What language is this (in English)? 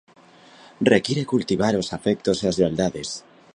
Galician